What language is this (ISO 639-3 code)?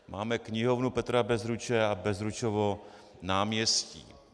ces